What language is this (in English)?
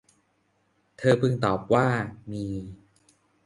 Thai